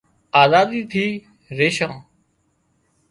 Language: Wadiyara Koli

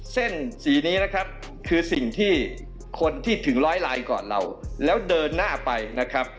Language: Thai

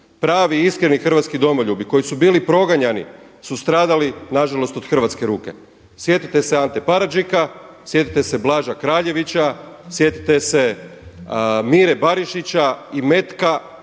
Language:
Croatian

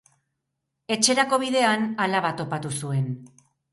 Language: Basque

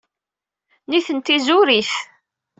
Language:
Kabyle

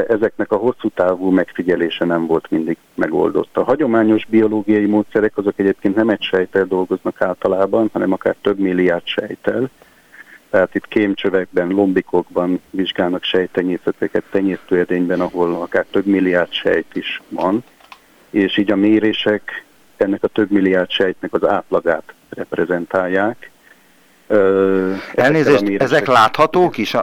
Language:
Hungarian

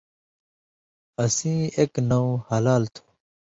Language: Indus Kohistani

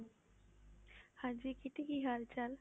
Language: Punjabi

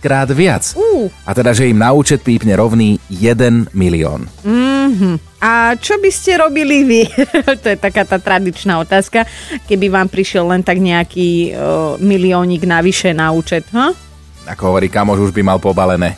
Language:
Slovak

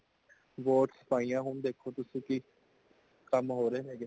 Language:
Punjabi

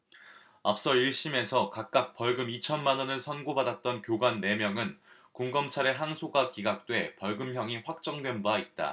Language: Korean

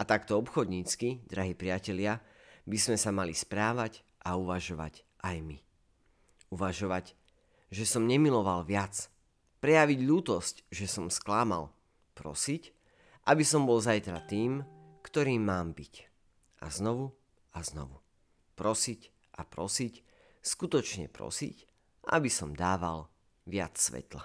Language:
Slovak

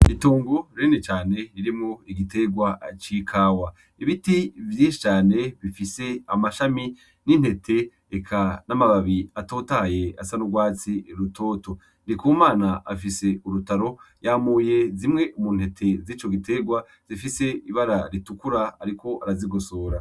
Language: Rundi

